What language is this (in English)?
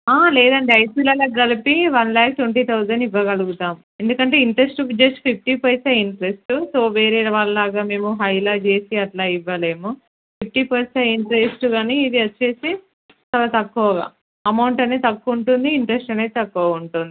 Telugu